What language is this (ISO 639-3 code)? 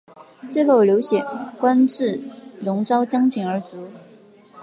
zho